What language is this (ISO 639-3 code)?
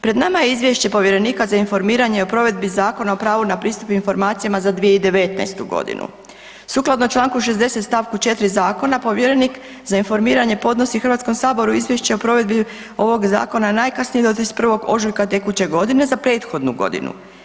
hrv